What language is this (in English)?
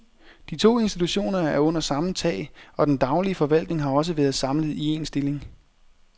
Danish